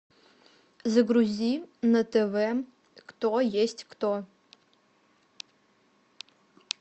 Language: Russian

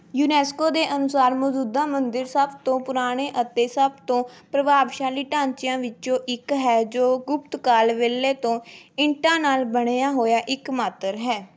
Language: Punjabi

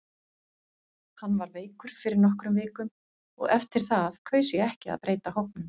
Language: Icelandic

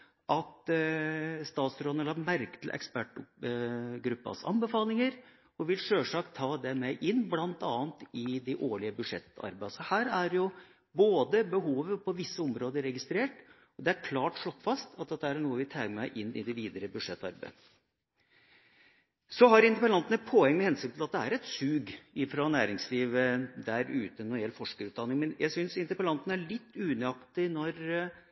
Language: Norwegian Bokmål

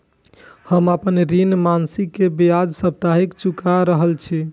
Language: Maithili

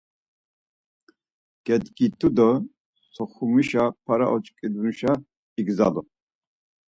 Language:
Laz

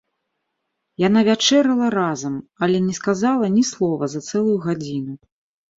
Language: Belarusian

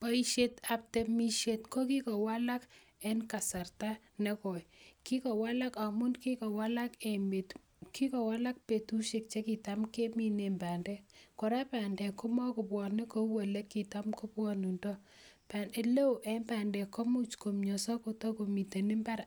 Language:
Kalenjin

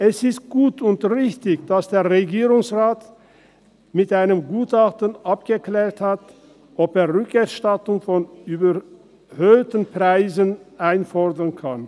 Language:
Swiss German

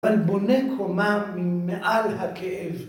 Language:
Hebrew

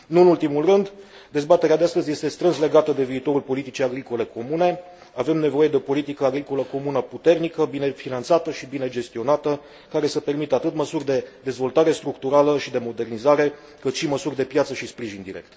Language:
Romanian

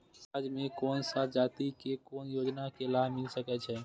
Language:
Maithili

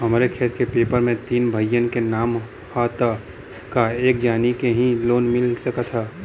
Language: Bhojpuri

